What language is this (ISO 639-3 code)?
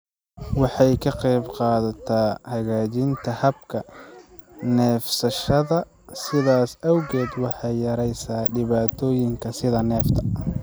som